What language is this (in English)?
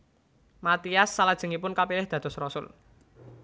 Javanese